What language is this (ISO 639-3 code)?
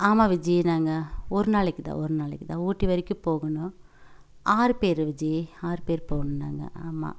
tam